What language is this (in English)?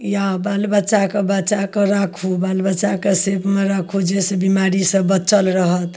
Maithili